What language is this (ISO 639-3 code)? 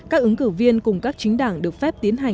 vie